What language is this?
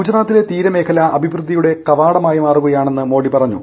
Malayalam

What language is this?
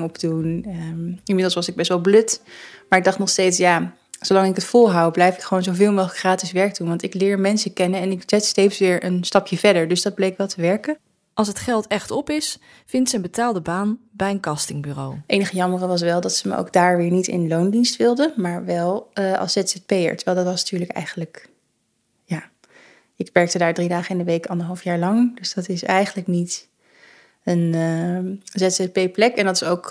Dutch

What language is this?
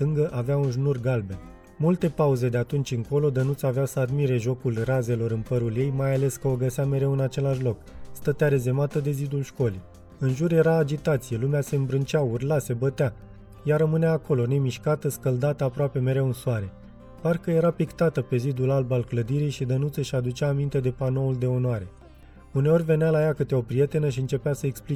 Romanian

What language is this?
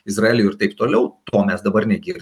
Lithuanian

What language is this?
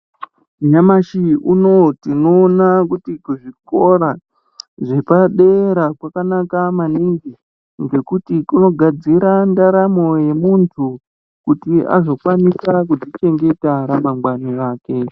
Ndau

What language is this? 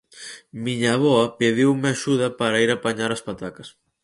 Galician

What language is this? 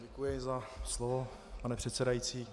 Czech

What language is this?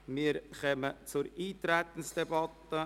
Swiss German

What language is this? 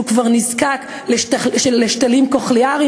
Hebrew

